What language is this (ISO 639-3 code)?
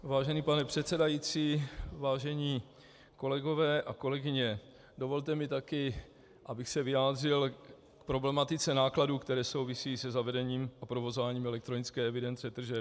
ces